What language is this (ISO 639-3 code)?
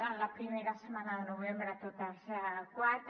cat